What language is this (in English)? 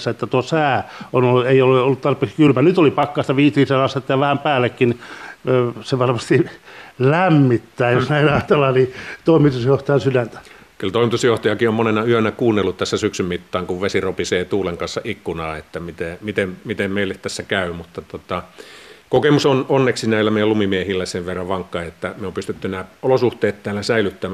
Finnish